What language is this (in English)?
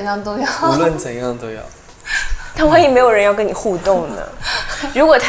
Chinese